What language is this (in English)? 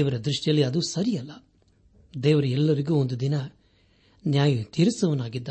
Kannada